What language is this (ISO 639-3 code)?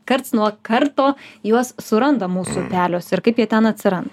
lit